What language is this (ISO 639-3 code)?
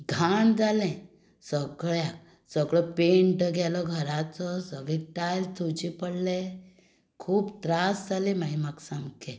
kok